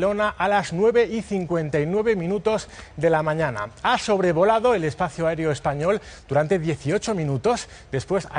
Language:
Spanish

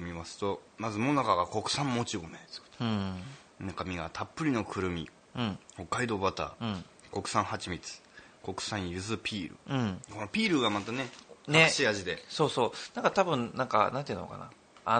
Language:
Japanese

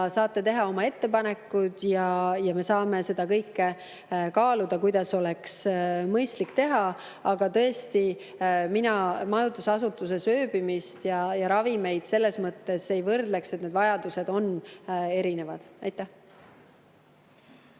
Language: Estonian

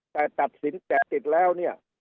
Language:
Thai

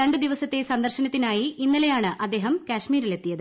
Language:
Malayalam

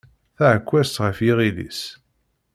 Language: Kabyle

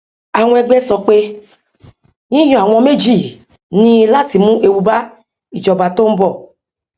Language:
Yoruba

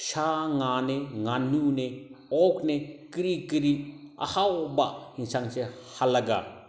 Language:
Manipuri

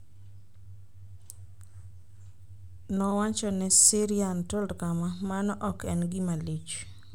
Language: Luo (Kenya and Tanzania)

